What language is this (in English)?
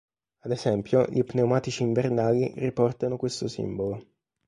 Italian